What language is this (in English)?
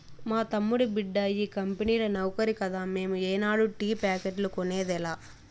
Telugu